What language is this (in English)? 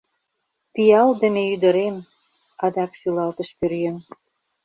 Mari